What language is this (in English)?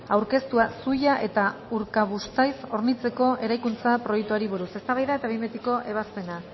Basque